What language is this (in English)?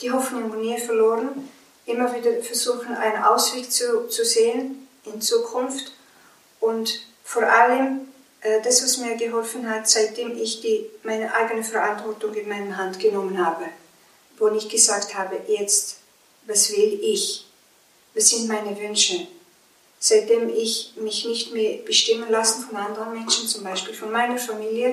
German